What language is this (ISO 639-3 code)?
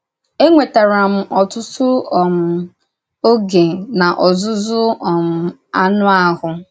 ibo